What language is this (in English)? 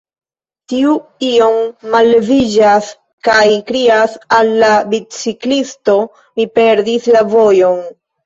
Esperanto